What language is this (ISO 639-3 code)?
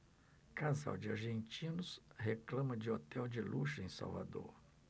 por